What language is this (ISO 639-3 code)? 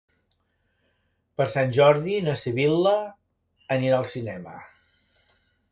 cat